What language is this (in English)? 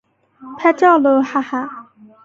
Chinese